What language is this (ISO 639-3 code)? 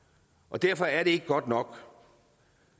dan